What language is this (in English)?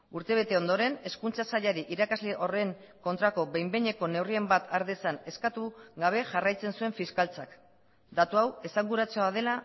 Basque